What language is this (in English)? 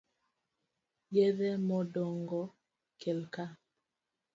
Luo (Kenya and Tanzania)